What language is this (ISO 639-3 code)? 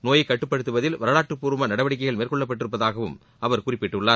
tam